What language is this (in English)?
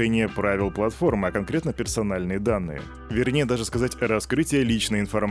Russian